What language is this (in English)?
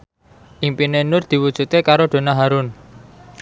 Javanese